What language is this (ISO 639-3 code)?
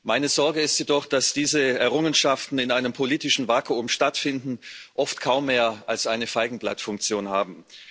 deu